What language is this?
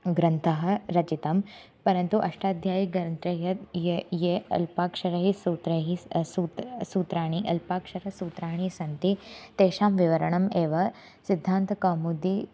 Sanskrit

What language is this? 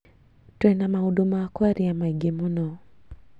Kikuyu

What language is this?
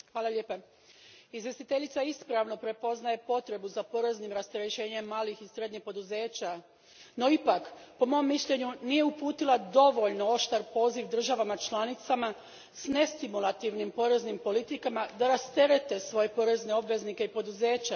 Croatian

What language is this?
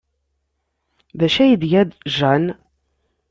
Kabyle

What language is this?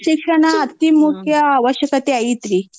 Kannada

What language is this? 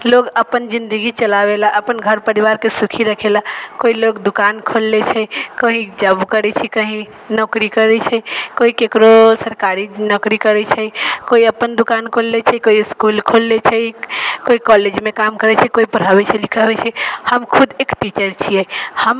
Maithili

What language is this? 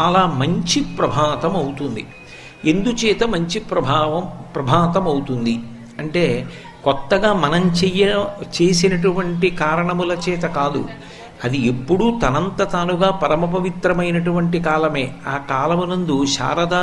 Telugu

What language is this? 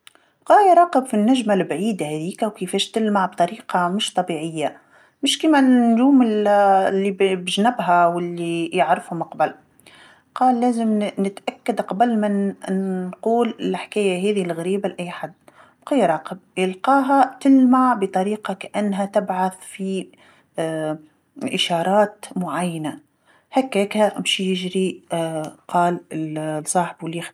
Tunisian Arabic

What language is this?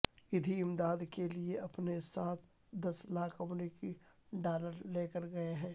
Urdu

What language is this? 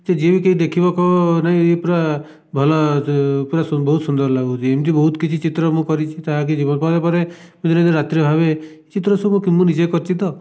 Odia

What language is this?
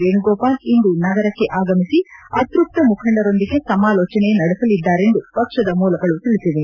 Kannada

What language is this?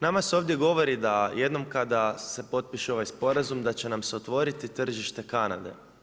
Croatian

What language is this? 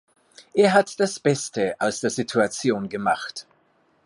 German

